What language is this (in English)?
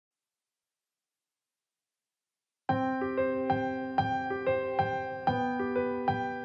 Indonesian